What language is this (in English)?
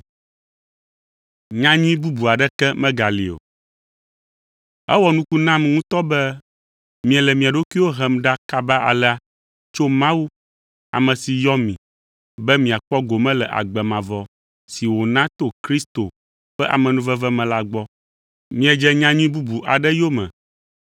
Ewe